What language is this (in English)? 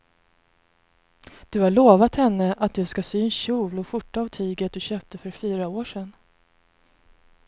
Swedish